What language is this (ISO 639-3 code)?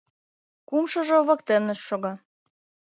chm